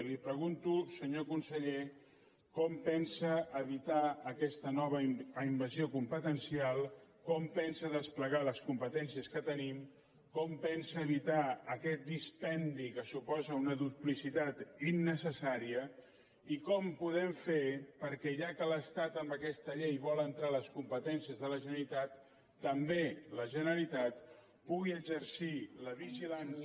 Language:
Catalan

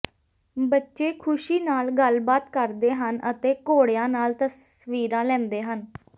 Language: Punjabi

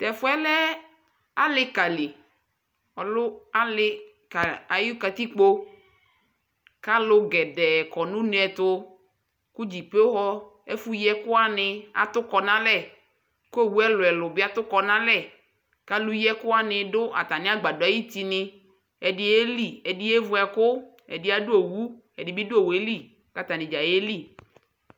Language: Ikposo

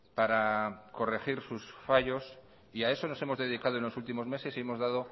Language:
Spanish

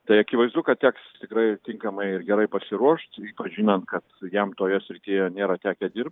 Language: Lithuanian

